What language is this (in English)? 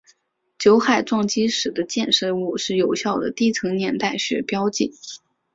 Chinese